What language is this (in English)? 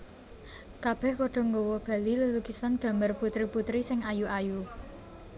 Javanese